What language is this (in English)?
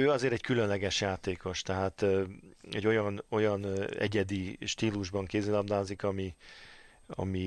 Hungarian